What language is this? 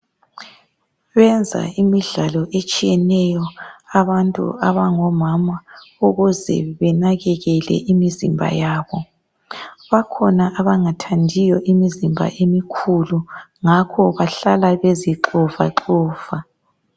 North Ndebele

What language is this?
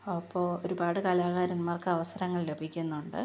Malayalam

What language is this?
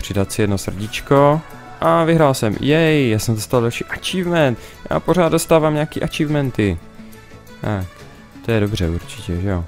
Czech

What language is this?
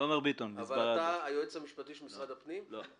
Hebrew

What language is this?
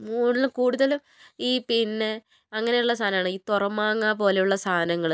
Malayalam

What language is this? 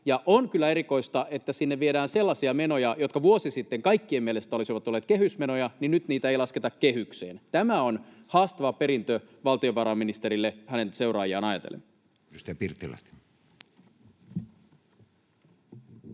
Finnish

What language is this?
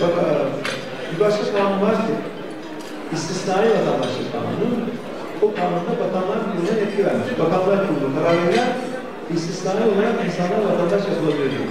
Turkish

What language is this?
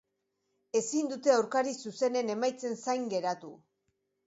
Basque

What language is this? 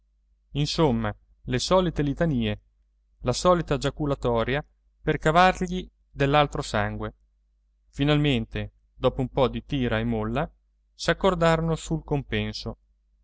Italian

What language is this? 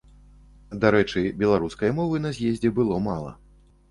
Belarusian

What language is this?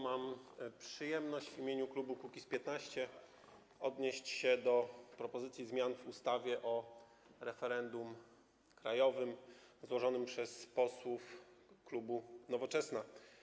Polish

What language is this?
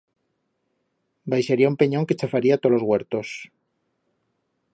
Aragonese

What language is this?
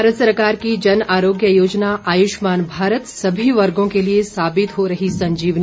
Hindi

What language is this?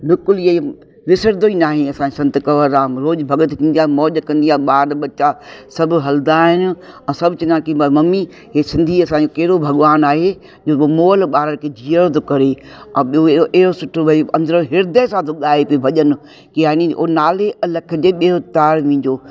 Sindhi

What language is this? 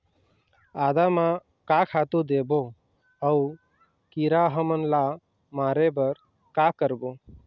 Chhattisgarhi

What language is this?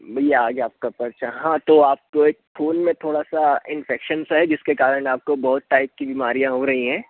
Hindi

